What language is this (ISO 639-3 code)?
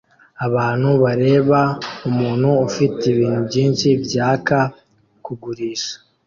kin